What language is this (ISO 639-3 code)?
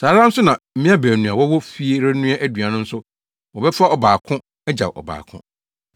aka